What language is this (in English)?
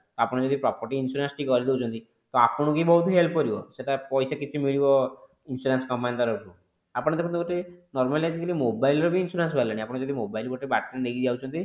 Odia